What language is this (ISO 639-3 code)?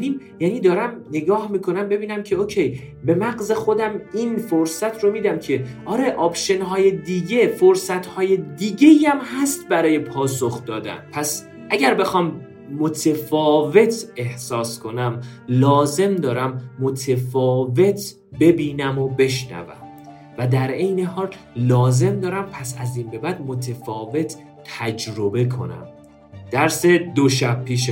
fas